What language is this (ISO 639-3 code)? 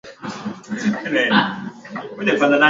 swa